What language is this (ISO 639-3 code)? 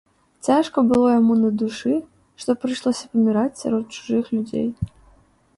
bel